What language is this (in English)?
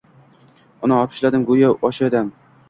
Uzbek